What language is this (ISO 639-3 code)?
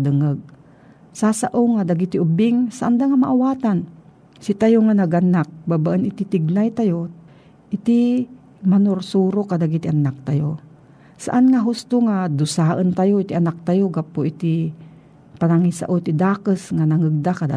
fil